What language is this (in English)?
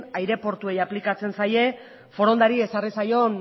Basque